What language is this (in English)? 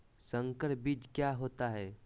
Magahi